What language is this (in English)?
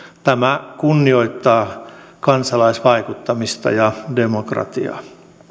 Finnish